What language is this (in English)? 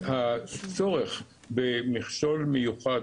Hebrew